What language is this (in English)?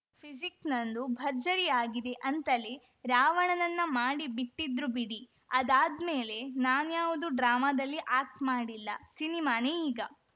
Kannada